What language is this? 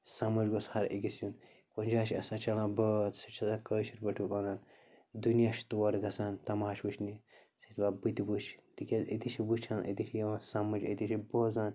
Kashmiri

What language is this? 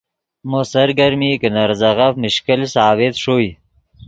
Yidgha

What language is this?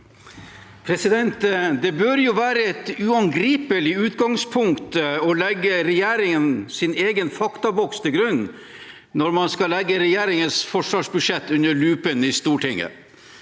Norwegian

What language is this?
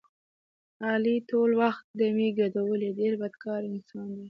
Pashto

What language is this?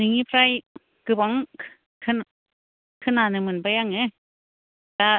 Bodo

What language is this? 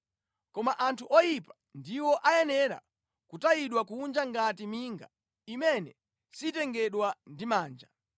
Nyanja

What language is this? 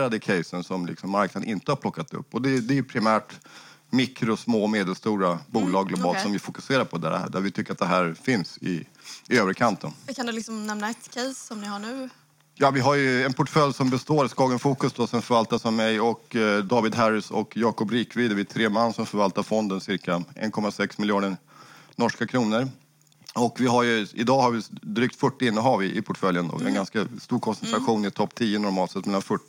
Swedish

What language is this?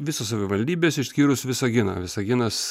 Lithuanian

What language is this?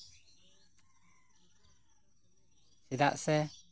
Santali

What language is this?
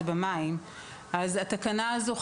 Hebrew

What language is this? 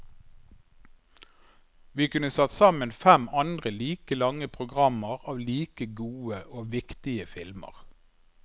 Norwegian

